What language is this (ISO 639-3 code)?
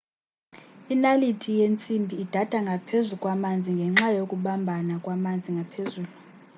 xho